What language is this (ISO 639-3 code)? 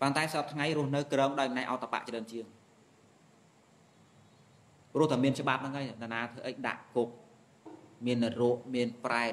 vie